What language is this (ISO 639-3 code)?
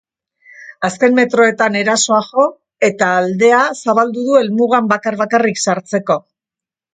eus